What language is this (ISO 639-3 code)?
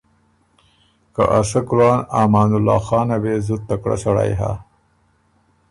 oru